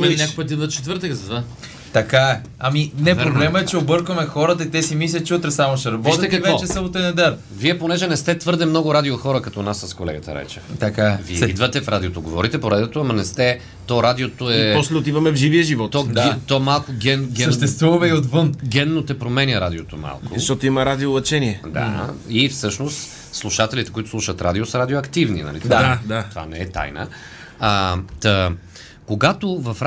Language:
Bulgarian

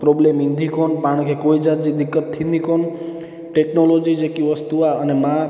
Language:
Sindhi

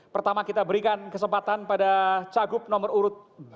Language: Indonesian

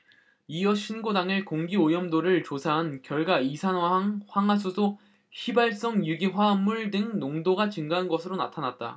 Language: Korean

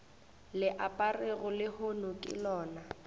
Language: Northern Sotho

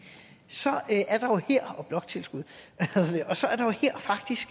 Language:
Danish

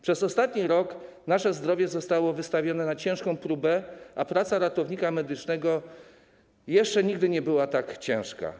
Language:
Polish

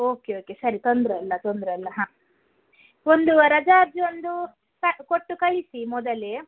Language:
Kannada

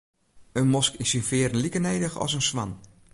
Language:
Western Frisian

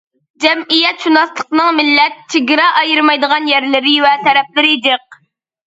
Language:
Uyghur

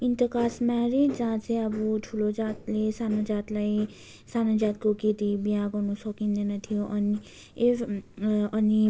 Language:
Nepali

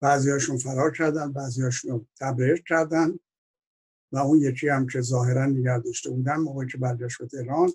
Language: Persian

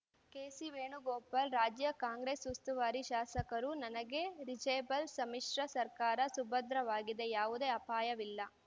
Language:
Kannada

